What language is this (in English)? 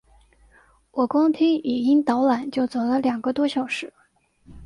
Chinese